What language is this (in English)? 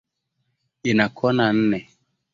Swahili